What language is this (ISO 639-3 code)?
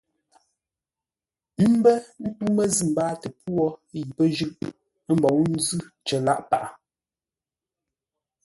nla